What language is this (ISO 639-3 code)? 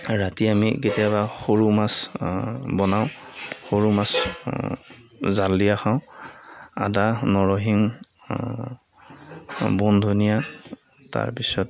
asm